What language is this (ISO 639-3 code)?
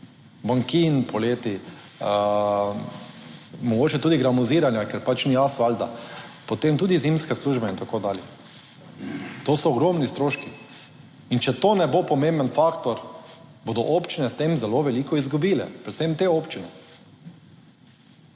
slv